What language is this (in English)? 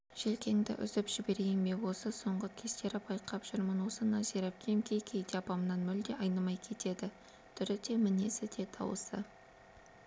Kazakh